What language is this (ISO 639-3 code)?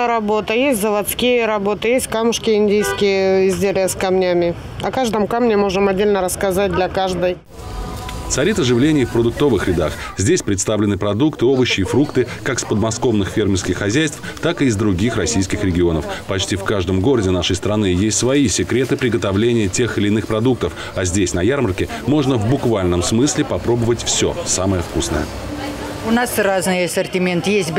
rus